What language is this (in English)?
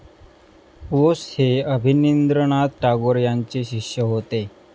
Marathi